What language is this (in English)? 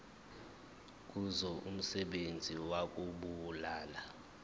Zulu